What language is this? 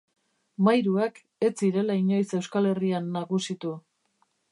Basque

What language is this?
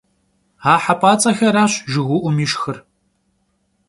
Kabardian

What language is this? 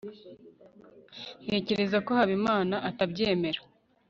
Kinyarwanda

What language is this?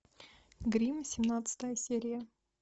Russian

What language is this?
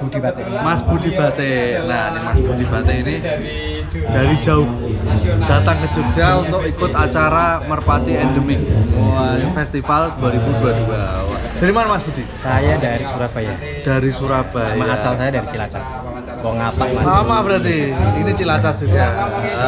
Indonesian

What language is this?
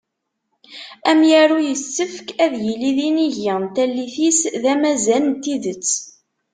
Kabyle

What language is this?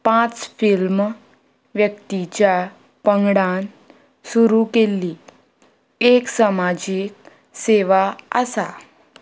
Konkani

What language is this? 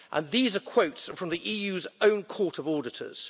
English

